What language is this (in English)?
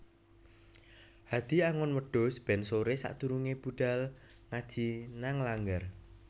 Javanese